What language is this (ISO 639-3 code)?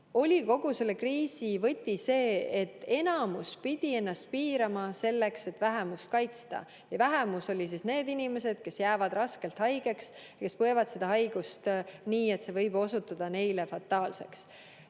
est